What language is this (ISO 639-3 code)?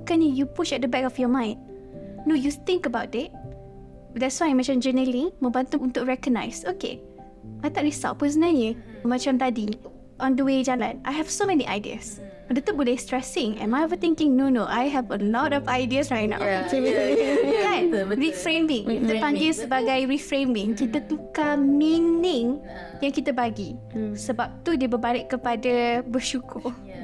msa